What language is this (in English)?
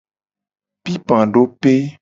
Gen